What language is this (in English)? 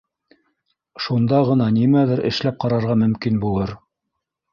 Bashkir